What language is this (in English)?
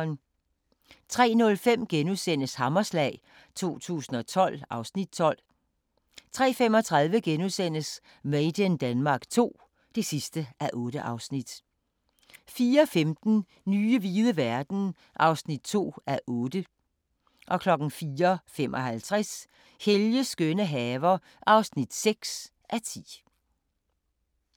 Danish